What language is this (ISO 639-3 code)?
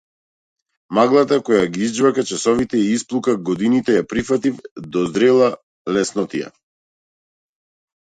mkd